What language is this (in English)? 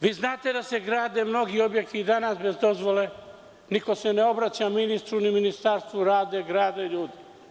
Serbian